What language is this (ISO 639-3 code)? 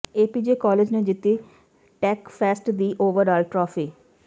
pan